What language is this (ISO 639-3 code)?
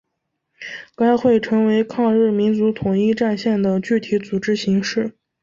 zho